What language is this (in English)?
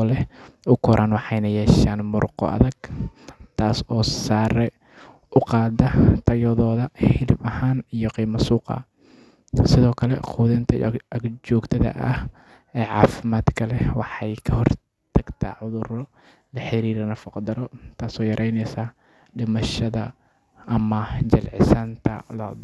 Somali